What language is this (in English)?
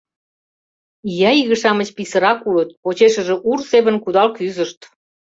Mari